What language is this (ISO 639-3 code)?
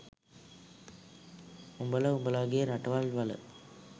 sin